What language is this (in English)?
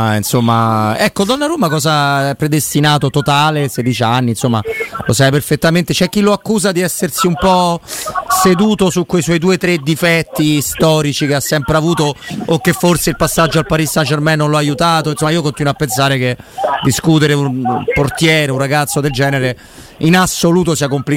Italian